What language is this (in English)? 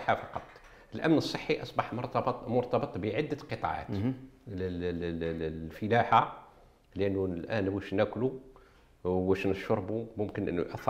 Arabic